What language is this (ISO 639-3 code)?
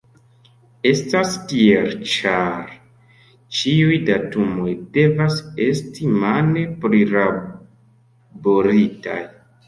epo